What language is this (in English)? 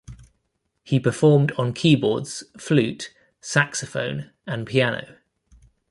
English